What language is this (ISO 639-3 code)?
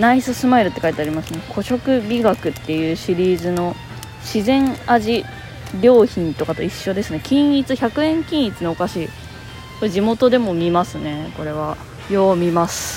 jpn